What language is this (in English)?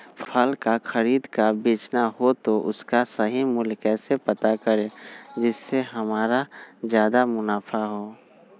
Magahi